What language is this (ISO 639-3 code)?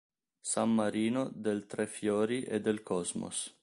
ita